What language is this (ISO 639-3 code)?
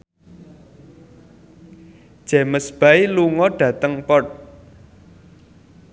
jav